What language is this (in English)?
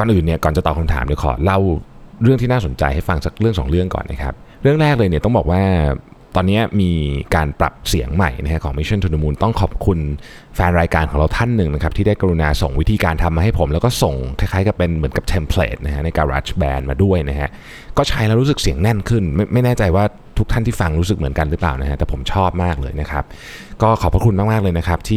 Thai